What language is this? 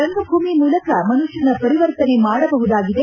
Kannada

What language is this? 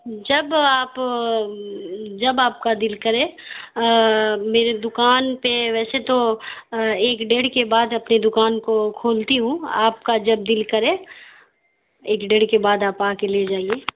Urdu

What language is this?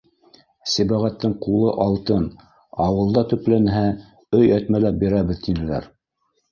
Bashkir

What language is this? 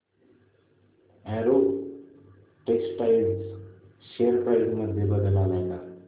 Marathi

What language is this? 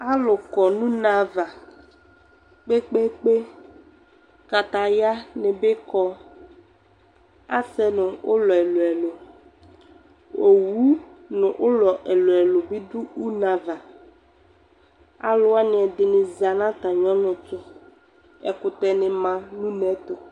Ikposo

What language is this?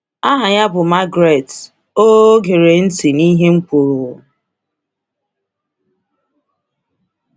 Igbo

